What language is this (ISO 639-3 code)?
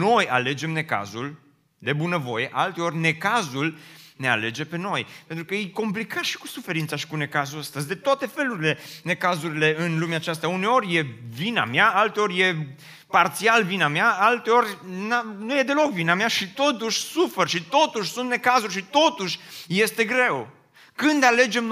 ron